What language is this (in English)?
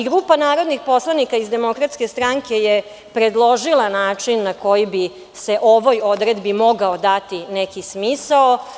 Serbian